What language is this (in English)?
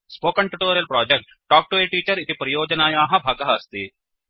Sanskrit